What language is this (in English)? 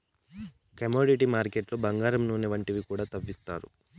Telugu